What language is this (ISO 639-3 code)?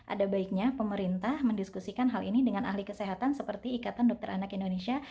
ind